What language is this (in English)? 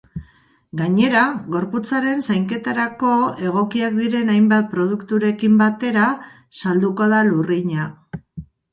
Basque